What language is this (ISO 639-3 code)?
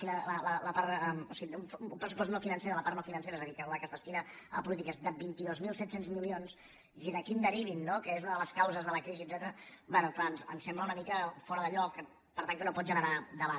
cat